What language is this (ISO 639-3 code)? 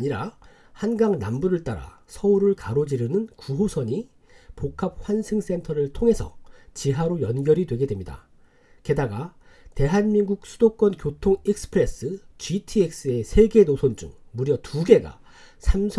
kor